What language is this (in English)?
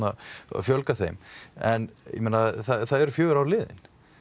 Icelandic